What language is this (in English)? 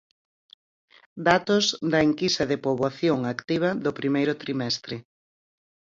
Galician